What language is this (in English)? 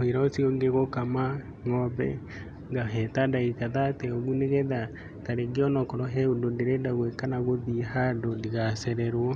Kikuyu